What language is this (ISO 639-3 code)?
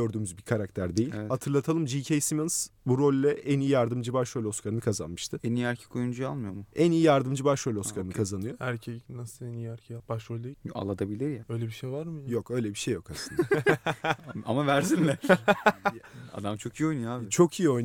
tur